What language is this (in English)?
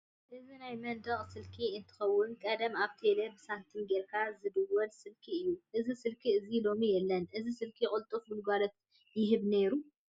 Tigrinya